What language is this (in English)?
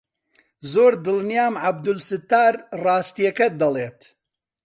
Central Kurdish